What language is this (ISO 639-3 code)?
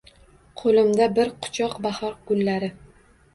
uzb